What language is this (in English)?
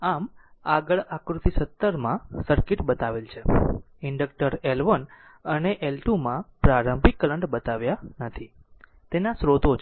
Gujarati